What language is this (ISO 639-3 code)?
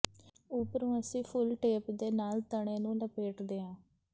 pan